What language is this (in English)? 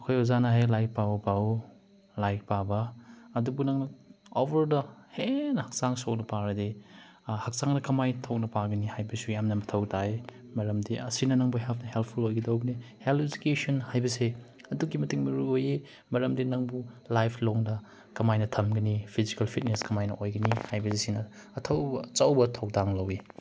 Manipuri